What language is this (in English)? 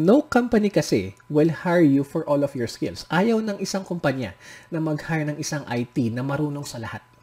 Filipino